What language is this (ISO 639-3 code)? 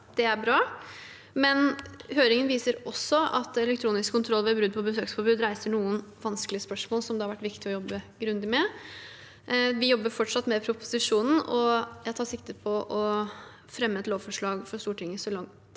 nor